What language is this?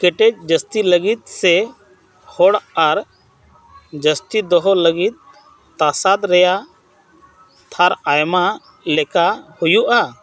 Santali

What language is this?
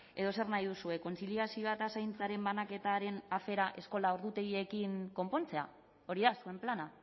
Basque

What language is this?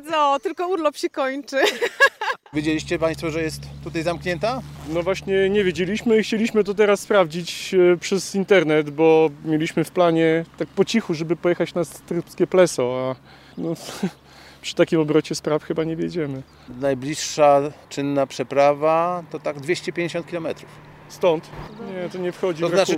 Polish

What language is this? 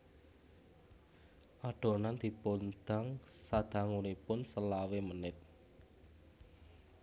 Javanese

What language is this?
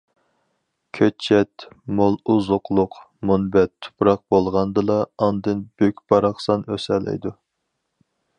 Uyghur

